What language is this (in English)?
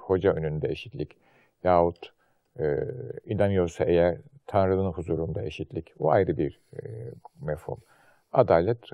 Turkish